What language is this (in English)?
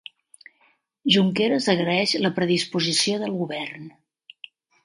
Catalan